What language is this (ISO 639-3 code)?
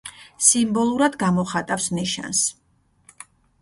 kat